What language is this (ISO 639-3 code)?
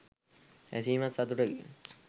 sin